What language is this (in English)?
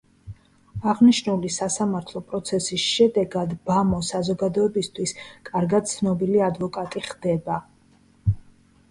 Georgian